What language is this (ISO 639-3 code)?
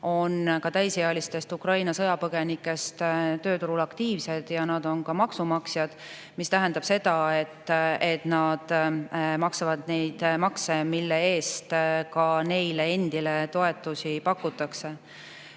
est